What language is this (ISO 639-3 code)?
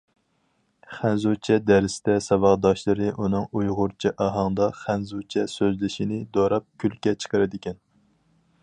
uig